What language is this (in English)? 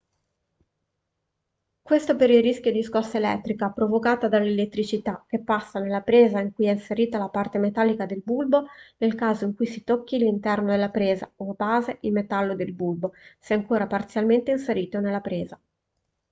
Italian